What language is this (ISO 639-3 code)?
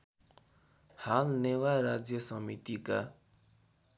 nep